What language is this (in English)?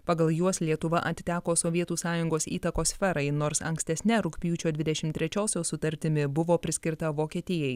Lithuanian